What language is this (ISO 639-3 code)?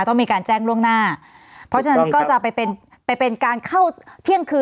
tha